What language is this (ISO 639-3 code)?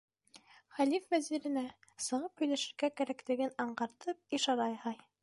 bak